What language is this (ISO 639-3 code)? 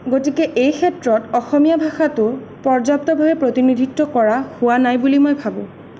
asm